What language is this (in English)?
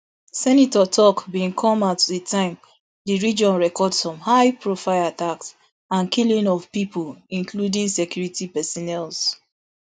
Nigerian Pidgin